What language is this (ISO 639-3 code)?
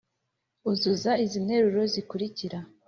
kin